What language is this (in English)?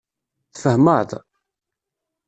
Kabyle